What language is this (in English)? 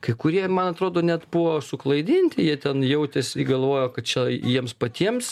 Lithuanian